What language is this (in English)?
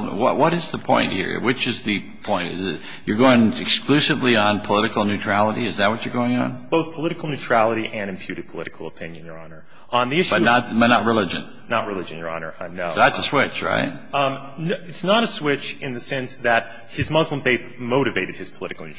English